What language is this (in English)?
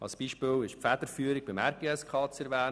Swiss German